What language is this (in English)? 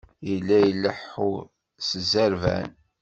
Kabyle